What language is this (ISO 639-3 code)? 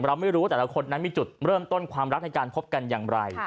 tha